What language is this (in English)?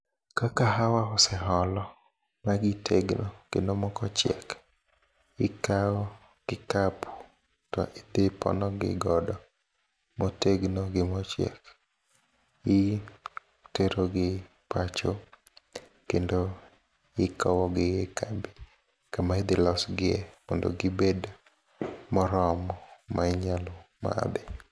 Luo (Kenya and Tanzania)